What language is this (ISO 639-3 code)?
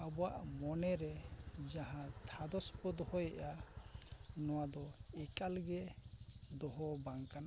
sat